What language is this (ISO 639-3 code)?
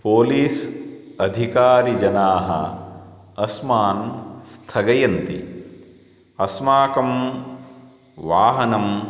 san